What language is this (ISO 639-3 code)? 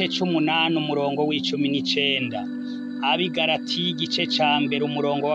kor